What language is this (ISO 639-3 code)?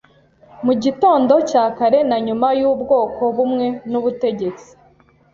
kin